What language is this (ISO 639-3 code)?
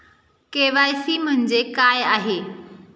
mar